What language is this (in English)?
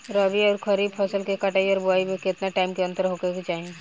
Bhojpuri